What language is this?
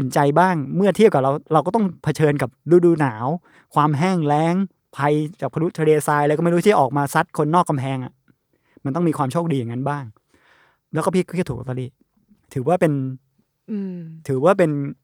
Thai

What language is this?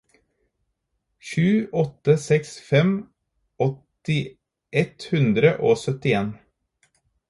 Norwegian Bokmål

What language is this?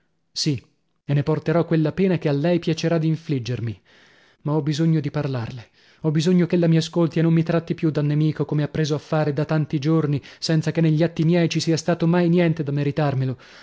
Italian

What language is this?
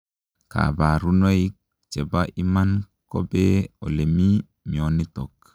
Kalenjin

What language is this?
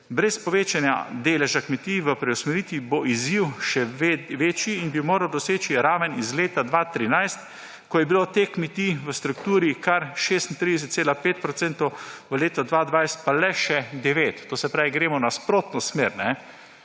Slovenian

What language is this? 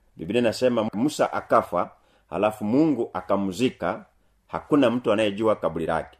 Swahili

